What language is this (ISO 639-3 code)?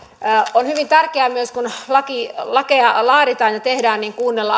fin